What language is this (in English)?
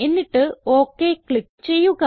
Malayalam